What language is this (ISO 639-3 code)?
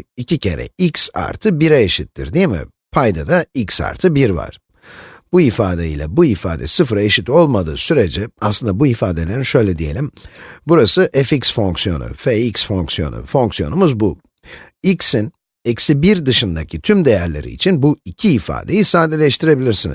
tur